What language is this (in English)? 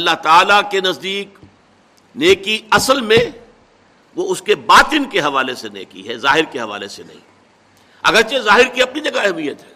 Urdu